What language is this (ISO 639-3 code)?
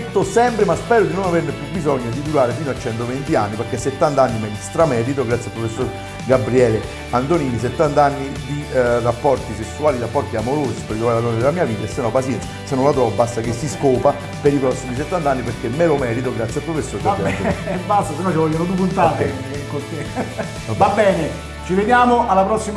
ita